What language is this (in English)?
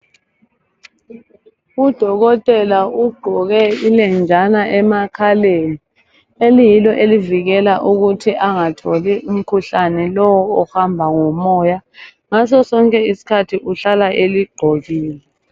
North Ndebele